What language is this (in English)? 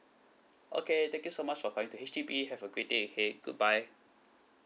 English